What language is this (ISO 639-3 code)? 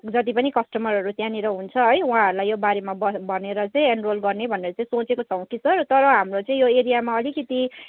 nep